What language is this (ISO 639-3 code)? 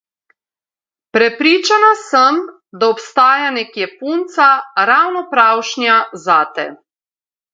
slv